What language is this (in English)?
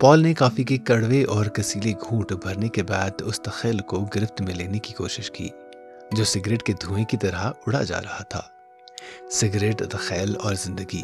Urdu